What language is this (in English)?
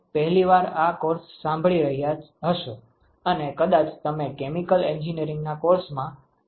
Gujarati